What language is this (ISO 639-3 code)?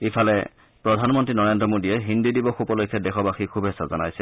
asm